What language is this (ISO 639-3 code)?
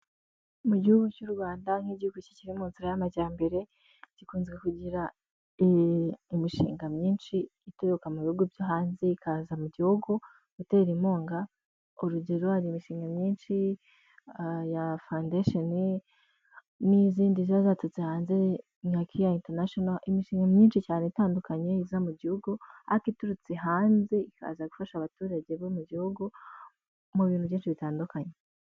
kin